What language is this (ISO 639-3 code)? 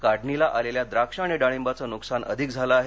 mar